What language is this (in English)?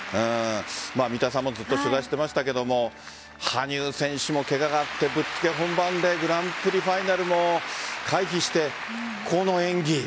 Japanese